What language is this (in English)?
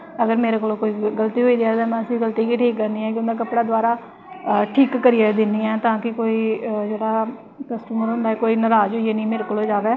Dogri